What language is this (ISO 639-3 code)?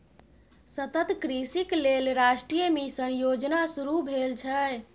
mai